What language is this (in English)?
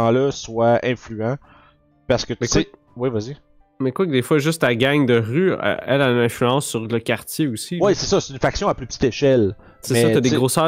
French